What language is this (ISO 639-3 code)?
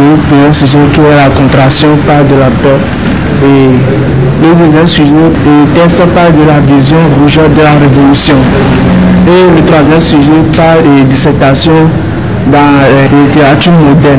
fra